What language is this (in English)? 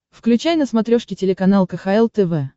Russian